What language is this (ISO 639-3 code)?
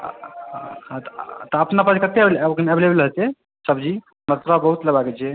mai